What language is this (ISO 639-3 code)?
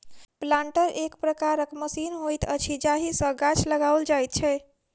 mai